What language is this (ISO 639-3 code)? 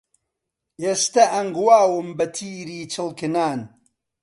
ckb